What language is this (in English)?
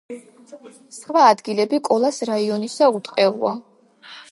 Georgian